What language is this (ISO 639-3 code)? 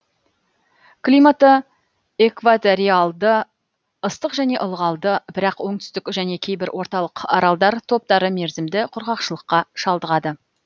kaz